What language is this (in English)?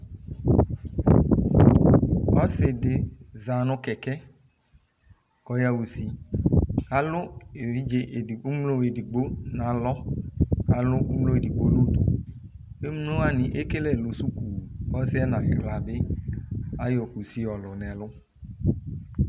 Ikposo